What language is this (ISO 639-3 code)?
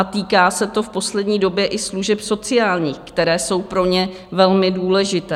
ces